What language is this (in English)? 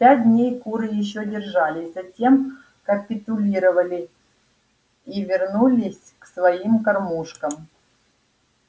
Russian